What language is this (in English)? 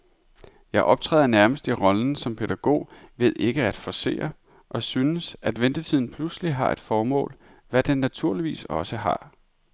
Danish